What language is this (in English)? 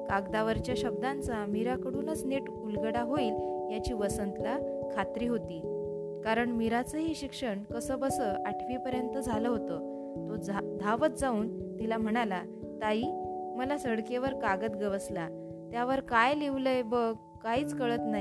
Marathi